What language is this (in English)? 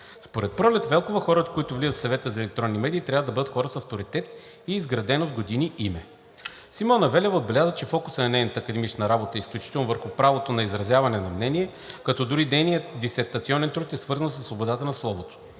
Bulgarian